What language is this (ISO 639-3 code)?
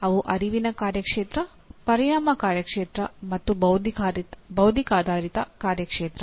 kan